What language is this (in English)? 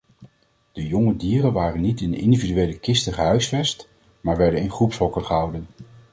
Dutch